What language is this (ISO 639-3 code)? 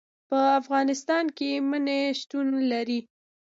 pus